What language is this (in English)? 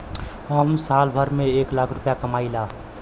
Bhojpuri